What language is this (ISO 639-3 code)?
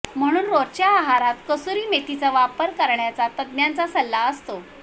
mar